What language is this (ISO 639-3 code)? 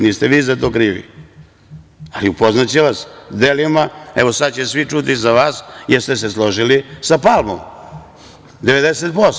srp